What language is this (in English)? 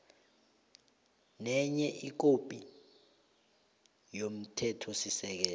South Ndebele